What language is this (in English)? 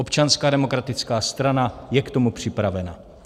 Czech